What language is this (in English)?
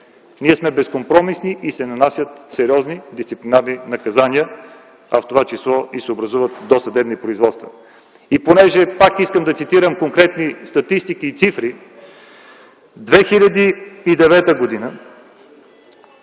Bulgarian